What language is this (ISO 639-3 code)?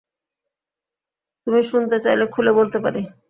ben